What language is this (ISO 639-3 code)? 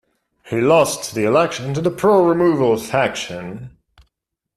eng